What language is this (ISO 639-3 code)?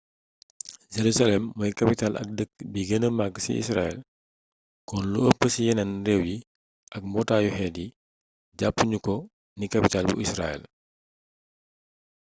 wol